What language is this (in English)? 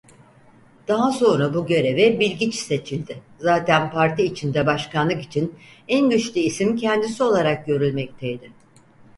Turkish